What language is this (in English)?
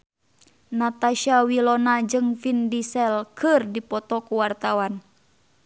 Sundanese